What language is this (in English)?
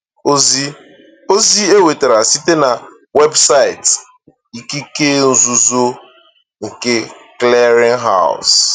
Igbo